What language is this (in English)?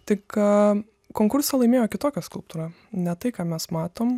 Lithuanian